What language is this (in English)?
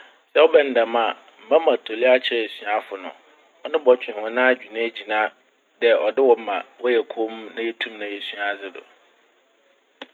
Akan